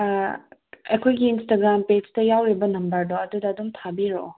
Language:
Manipuri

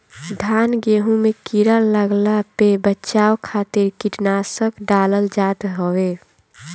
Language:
Bhojpuri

